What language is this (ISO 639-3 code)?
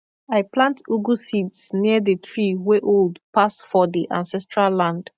pcm